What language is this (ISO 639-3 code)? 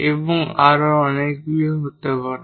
ben